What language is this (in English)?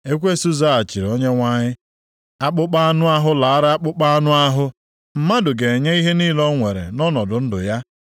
Igbo